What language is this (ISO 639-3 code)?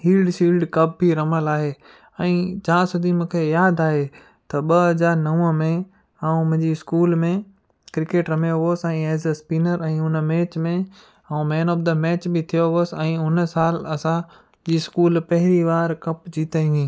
snd